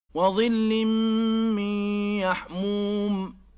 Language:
Arabic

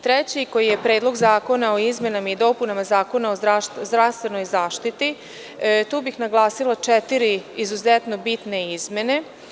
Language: Serbian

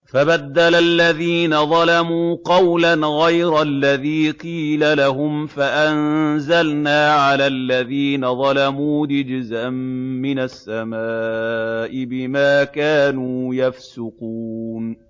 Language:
Arabic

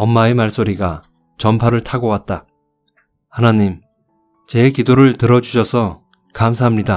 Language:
Korean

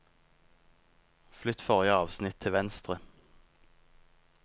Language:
Norwegian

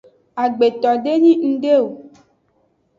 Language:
Aja (Benin)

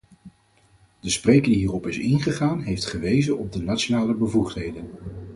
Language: Dutch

